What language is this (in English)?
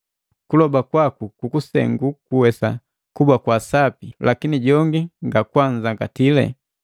Matengo